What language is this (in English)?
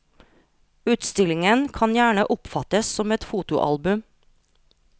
Norwegian